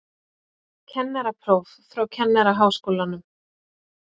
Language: Icelandic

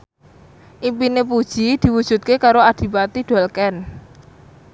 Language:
Javanese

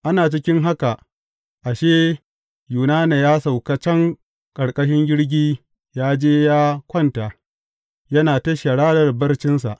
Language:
Hausa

